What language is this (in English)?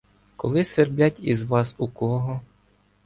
Ukrainian